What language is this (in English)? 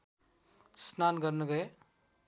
Nepali